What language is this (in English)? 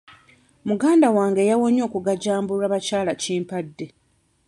Ganda